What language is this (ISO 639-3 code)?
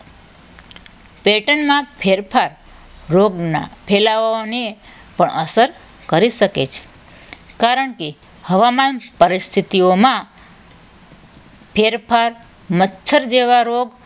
guj